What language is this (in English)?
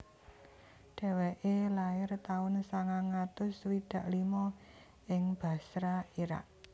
Javanese